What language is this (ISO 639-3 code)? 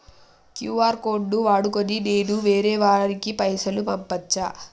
tel